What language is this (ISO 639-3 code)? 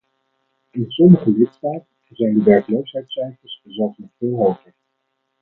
nld